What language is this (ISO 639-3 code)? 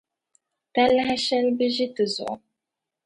dag